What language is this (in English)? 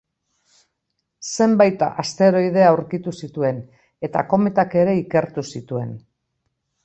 Basque